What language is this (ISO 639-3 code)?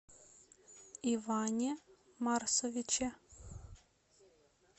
rus